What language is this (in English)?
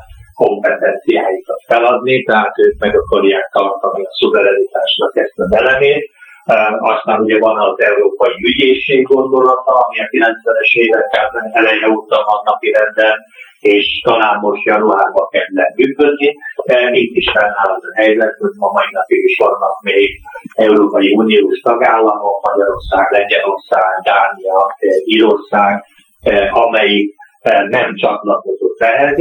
Hungarian